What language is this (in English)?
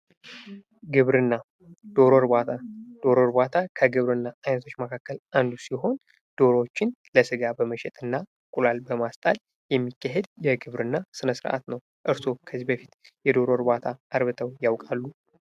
Amharic